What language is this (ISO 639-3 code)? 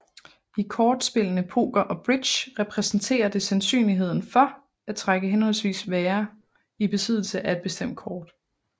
dan